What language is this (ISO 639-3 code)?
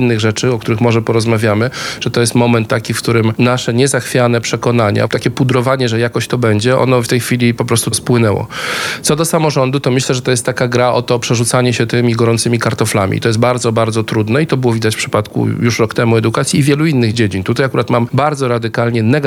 pol